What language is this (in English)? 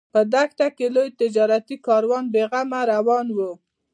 Pashto